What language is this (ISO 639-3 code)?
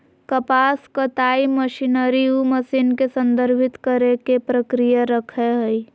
mag